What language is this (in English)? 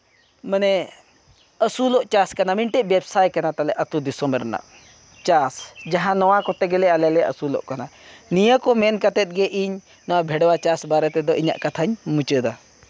Santali